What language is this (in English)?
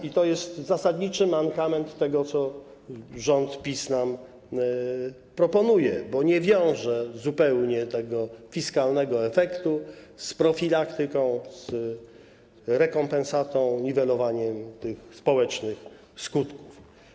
Polish